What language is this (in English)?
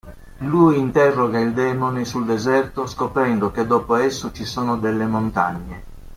Italian